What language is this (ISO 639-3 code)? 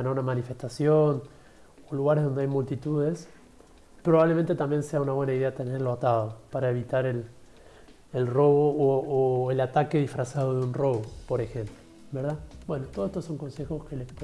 spa